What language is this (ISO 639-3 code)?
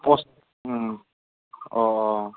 brx